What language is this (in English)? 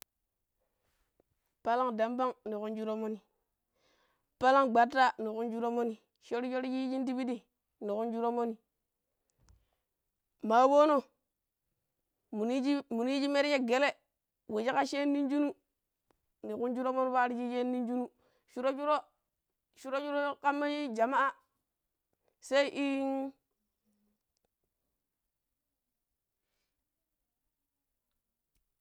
Pero